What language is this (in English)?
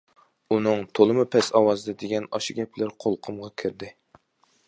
Uyghur